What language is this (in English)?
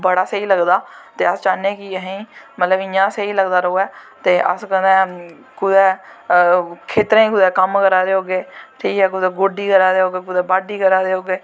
Dogri